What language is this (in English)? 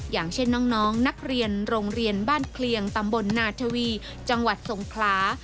Thai